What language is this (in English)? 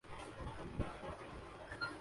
Urdu